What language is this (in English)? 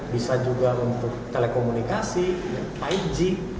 Indonesian